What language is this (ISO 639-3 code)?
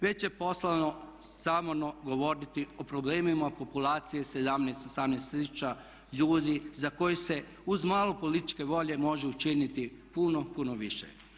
hrv